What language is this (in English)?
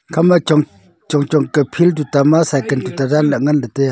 Wancho Naga